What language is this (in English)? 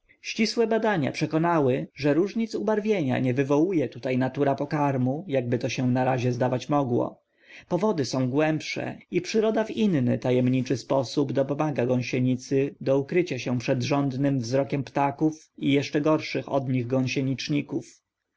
Polish